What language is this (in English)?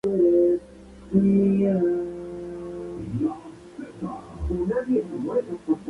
Spanish